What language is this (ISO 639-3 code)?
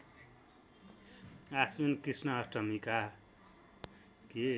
nep